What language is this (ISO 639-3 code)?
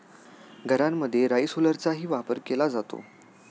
mar